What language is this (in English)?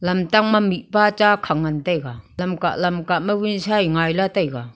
Wancho Naga